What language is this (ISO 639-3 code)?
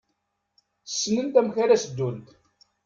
kab